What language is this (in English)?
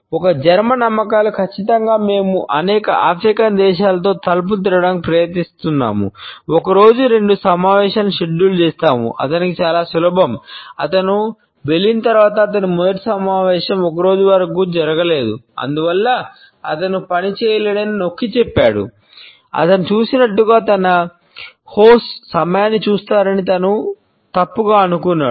Telugu